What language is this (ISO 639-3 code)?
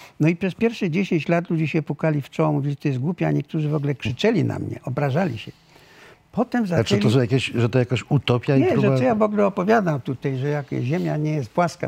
pol